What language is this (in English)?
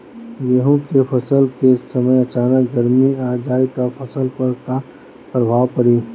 Bhojpuri